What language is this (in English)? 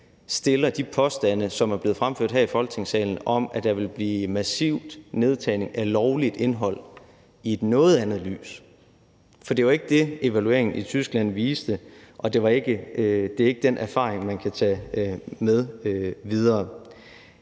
Danish